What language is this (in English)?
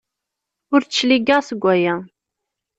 Kabyle